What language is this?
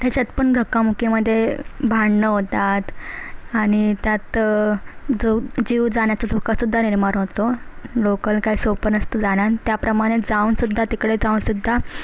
Marathi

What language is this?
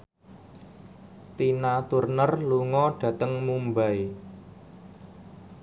Javanese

